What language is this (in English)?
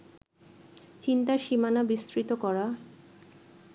Bangla